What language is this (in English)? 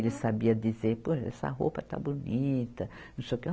Portuguese